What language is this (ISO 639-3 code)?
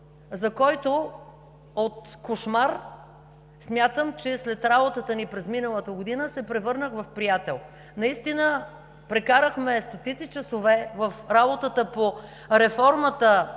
bul